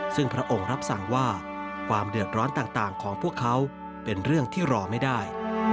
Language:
Thai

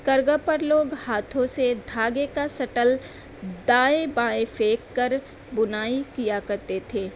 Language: Urdu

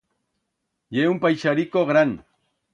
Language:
Aragonese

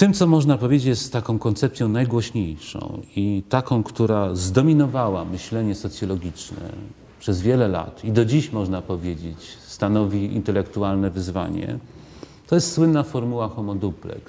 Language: Polish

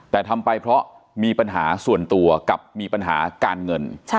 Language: Thai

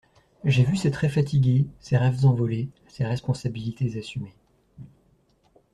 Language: French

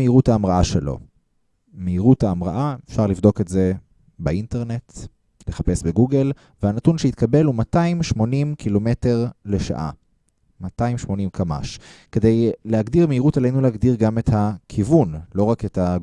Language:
Hebrew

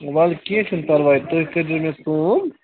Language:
Kashmiri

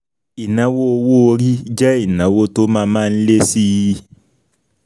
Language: Yoruba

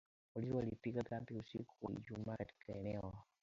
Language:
Swahili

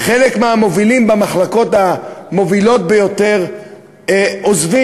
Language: Hebrew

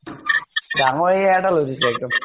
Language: Assamese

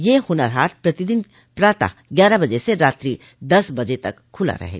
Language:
Hindi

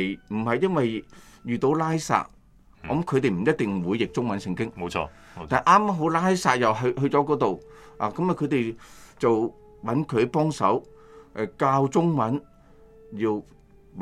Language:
Chinese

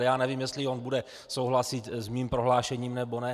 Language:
Czech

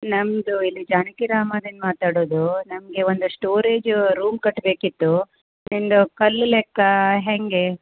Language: Kannada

